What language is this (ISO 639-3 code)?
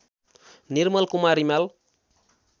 nep